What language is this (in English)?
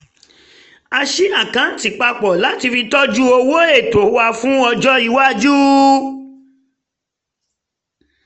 Yoruba